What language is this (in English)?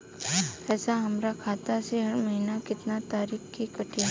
Bhojpuri